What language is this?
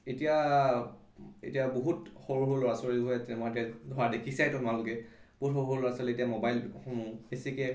Assamese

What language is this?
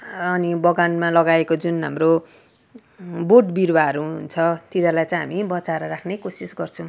Nepali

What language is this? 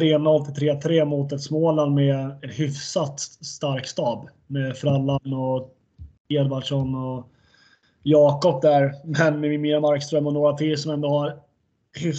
Swedish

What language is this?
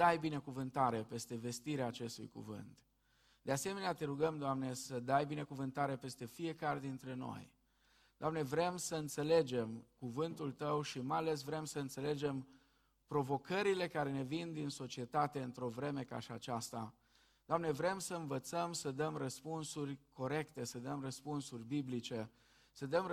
Romanian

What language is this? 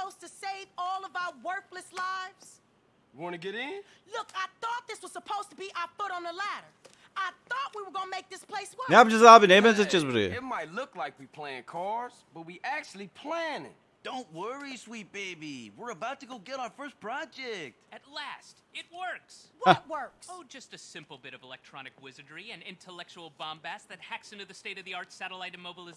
Turkish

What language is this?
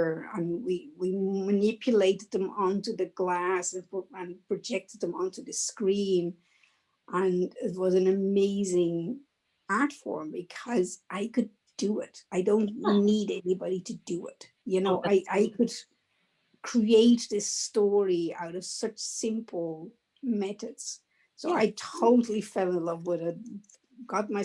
English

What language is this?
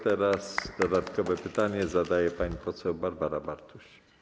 Polish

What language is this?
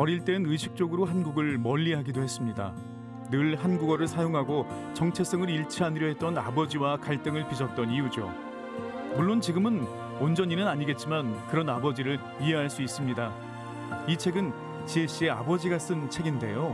Korean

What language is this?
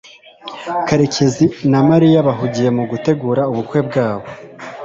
Kinyarwanda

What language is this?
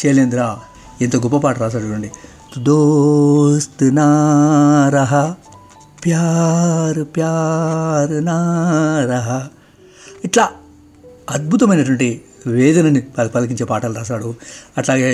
Telugu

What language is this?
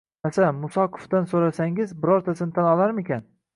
Uzbek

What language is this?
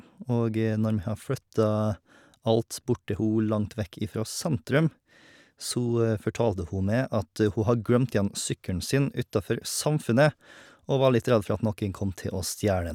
Norwegian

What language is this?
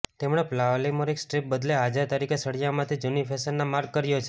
Gujarati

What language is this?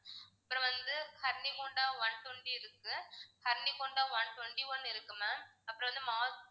Tamil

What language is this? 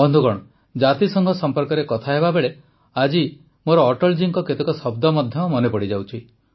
Odia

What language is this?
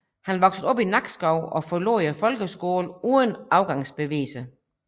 Danish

